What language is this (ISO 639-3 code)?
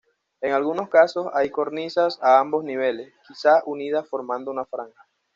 spa